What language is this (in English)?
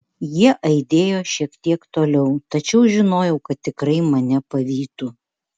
Lithuanian